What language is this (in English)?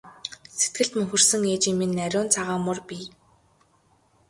Mongolian